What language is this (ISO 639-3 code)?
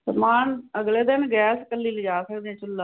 pan